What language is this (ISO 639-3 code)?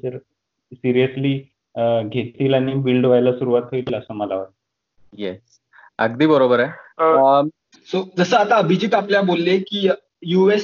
mar